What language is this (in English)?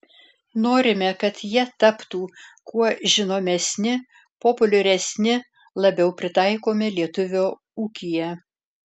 Lithuanian